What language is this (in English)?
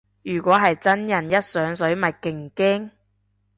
Cantonese